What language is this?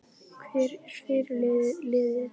Icelandic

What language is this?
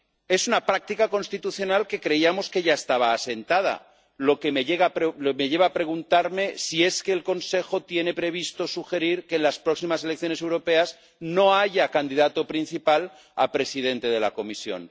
Spanish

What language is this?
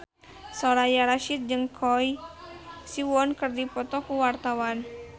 Sundanese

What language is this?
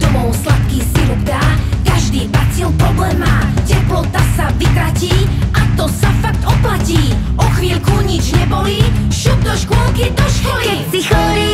Polish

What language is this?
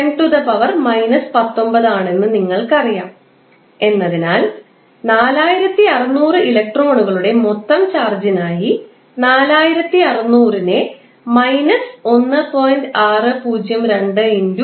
Malayalam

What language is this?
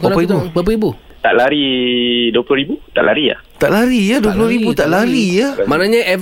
Malay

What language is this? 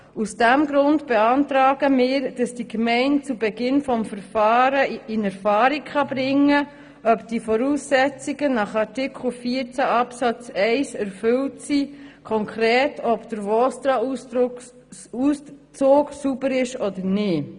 Swiss German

